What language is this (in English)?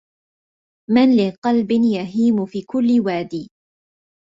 Arabic